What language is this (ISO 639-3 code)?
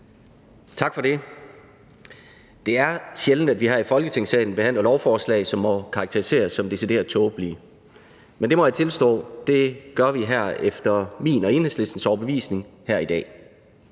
dan